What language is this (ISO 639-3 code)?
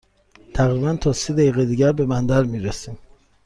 fas